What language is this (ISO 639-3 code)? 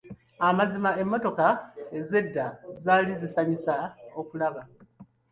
lug